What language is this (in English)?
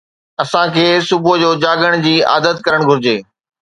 Sindhi